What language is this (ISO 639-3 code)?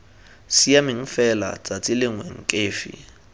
tsn